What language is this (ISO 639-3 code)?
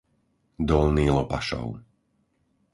slk